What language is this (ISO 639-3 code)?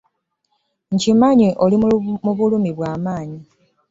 lug